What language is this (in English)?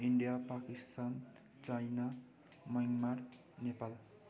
Nepali